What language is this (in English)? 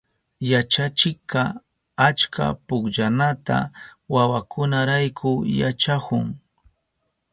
Southern Pastaza Quechua